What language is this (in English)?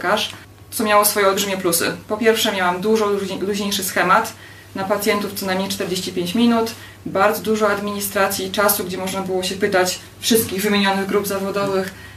Polish